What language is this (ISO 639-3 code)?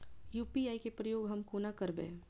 mai